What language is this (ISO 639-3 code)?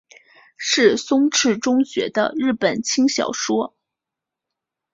zho